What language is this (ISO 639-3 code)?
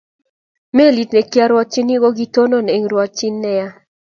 kln